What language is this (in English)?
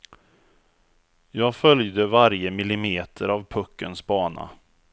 Swedish